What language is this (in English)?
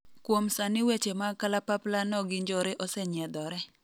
Luo (Kenya and Tanzania)